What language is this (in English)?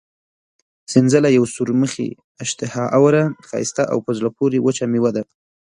Pashto